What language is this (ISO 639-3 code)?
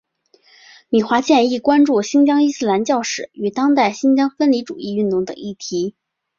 zho